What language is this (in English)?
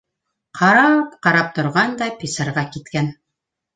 Bashkir